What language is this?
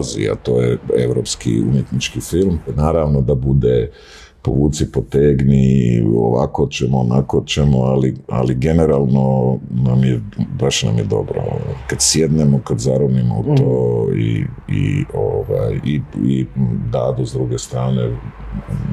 Croatian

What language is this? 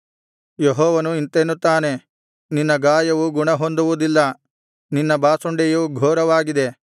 Kannada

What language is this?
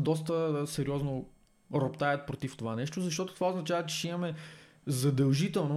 Bulgarian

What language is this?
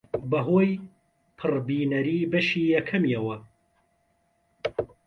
Central Kurdish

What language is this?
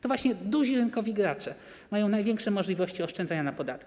Polish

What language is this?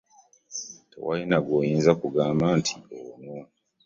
Ganda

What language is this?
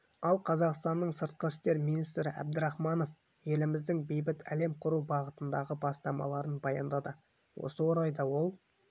Kazakh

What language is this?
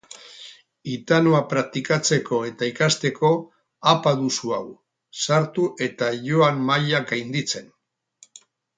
Basque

